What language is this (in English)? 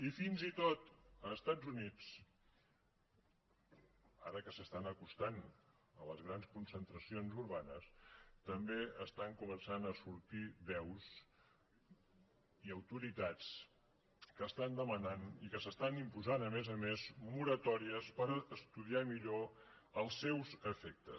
Catalan